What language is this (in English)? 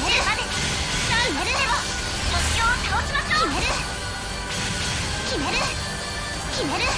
Japanese